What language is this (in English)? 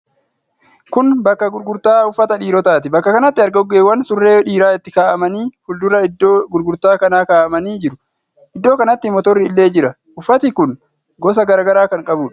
Oromo